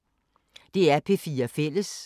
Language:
Danish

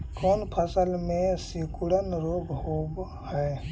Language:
Magahi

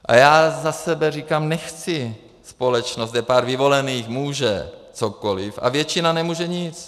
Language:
Czech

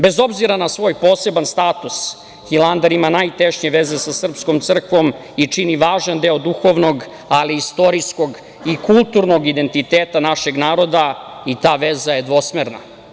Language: Serbian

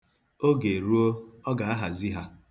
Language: Igbo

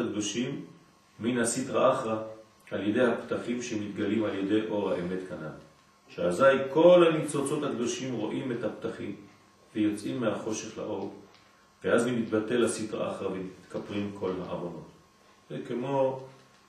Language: Hebrew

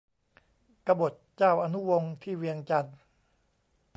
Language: Thai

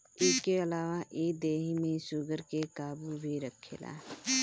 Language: Bhojpuri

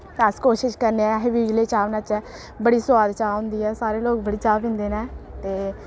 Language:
Dogri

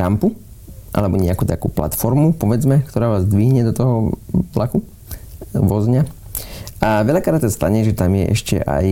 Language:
Slovak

